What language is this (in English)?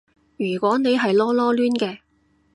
Cantonese